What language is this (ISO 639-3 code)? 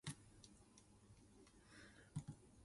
nan